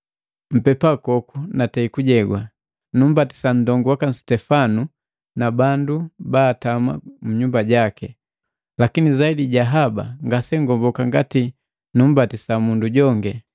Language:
Matengo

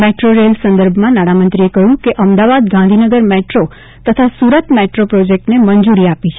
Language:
Gujarati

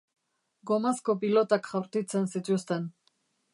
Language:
Basque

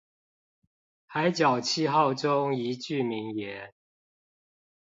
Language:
Chinese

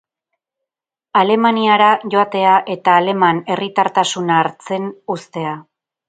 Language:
Basque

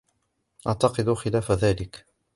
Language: Arabic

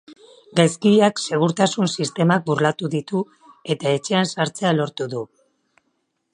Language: Basque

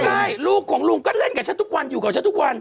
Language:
Thai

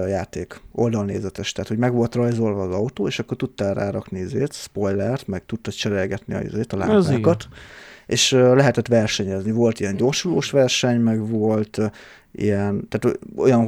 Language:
Hungarian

